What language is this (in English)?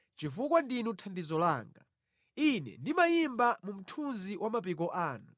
Nyanja